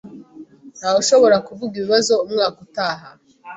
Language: Kinyarwanda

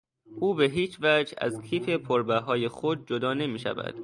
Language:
Persian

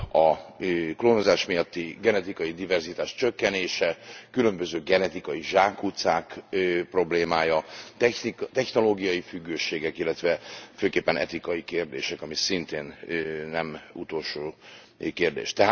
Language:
Hungarian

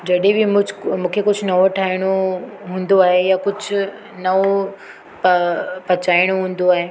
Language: Sindhi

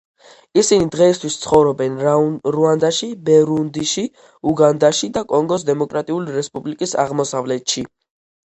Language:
Georgian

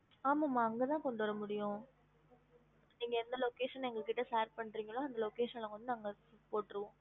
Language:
Tamil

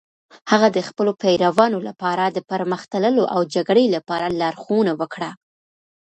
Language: Pashto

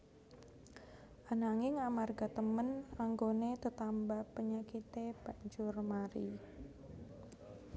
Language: Javanese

